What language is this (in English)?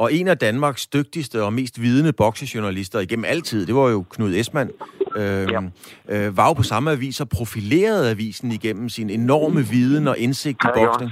Danish